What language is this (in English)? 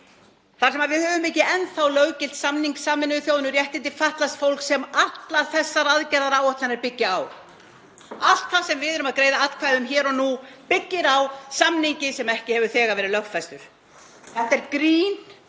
Icelandic